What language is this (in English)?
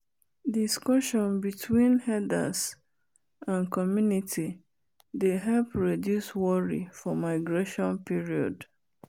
Nigerian Pidgin